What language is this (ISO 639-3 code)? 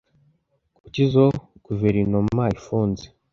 kin